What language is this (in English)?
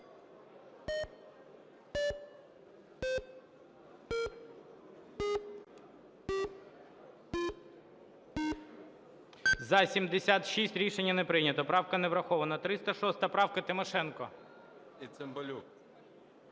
Ukrainian